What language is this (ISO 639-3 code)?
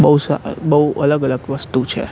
guj